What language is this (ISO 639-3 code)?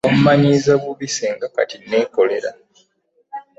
lug